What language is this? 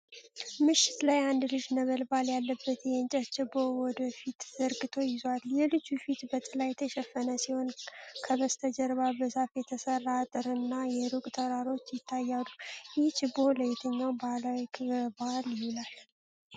Amharic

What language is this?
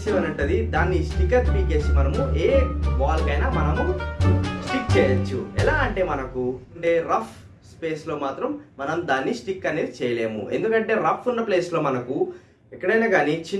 English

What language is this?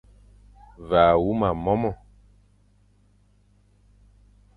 Fang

